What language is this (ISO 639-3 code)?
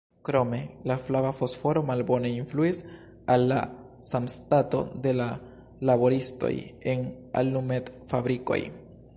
epo